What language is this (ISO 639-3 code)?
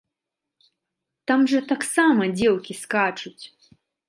bel